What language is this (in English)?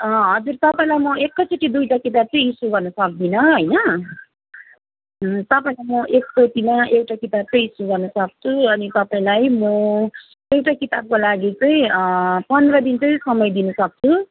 Nepali